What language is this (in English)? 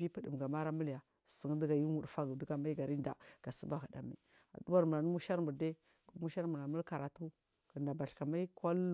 Marghi South